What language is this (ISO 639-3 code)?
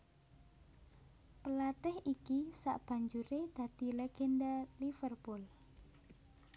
jav